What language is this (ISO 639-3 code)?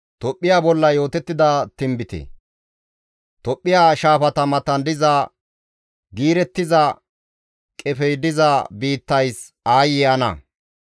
gmv